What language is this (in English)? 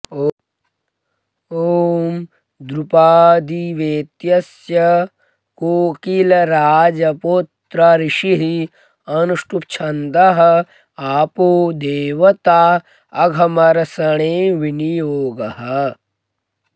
Sanskrit